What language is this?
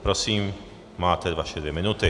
Czech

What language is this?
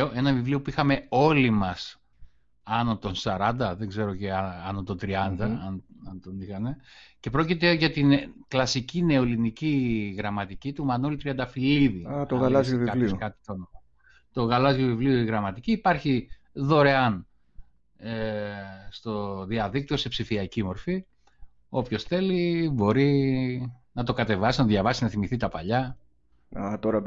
Greek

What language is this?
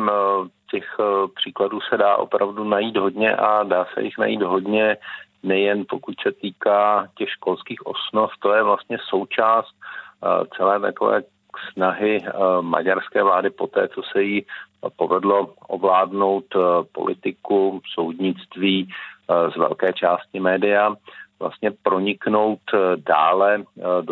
Czech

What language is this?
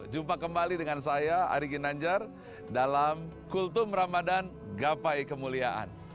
Indonesian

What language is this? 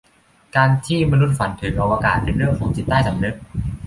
Thai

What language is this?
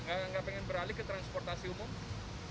Indonesian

